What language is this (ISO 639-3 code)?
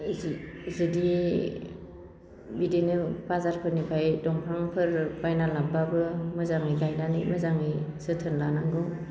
brx